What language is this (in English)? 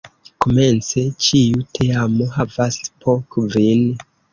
Esperanto